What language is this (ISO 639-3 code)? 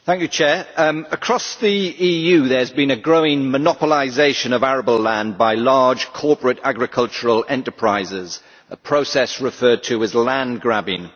eng